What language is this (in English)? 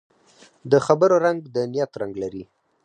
Pashto